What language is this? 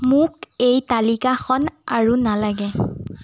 Assamese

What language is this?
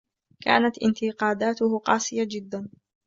Arabic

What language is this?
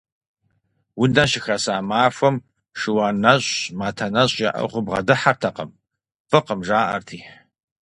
Kabardian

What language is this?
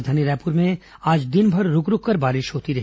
Hindi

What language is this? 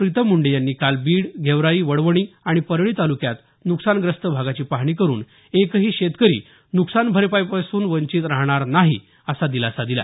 Marathi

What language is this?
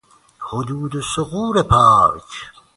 Persian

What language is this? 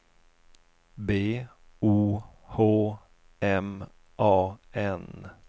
Swedish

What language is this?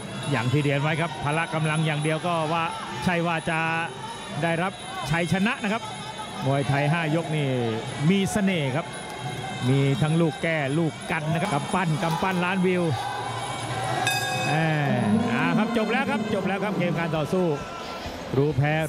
Thai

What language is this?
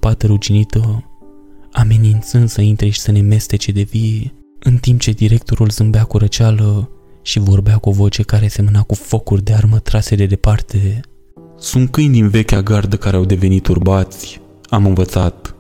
Romanian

